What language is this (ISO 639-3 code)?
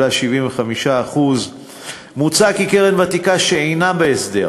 heb